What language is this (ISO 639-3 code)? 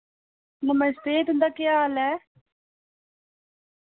doi